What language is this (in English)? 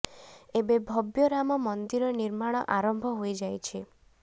Odia